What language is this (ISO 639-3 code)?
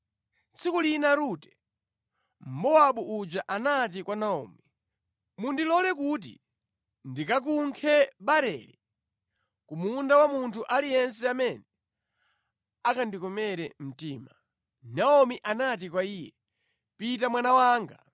nya